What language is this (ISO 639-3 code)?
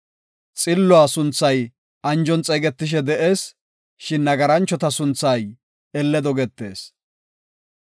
gof